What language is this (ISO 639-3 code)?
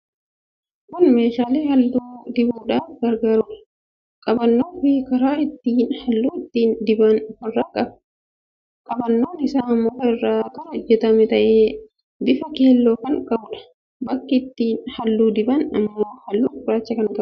orm